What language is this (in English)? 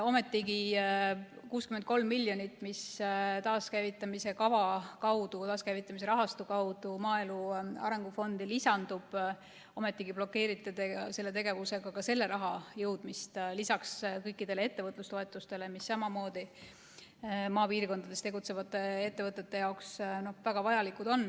Estonian